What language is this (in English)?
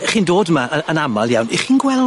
Welsh